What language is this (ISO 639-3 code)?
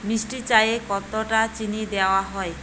ben